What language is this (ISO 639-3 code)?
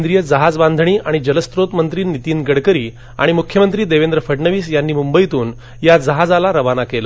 mar